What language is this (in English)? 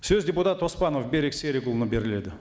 Kazakh